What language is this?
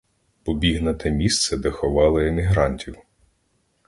Ukrainian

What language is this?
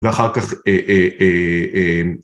Hebrew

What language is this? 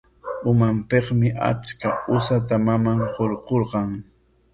Corongo Ancash Quechua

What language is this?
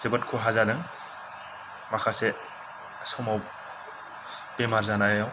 Bodo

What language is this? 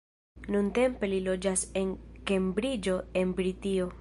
Esperanto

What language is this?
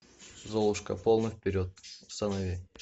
Russian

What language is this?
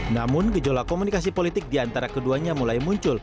Indonesian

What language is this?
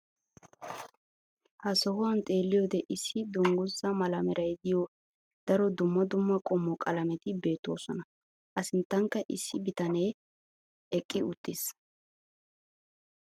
Wolaytta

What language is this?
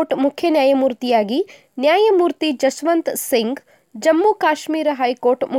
Kannada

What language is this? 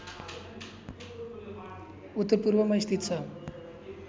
Nepali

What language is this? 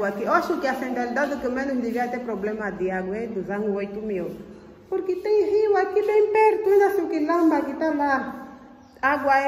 Portuguese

